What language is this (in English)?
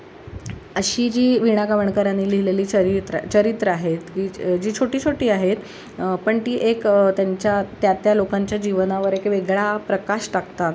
Marathi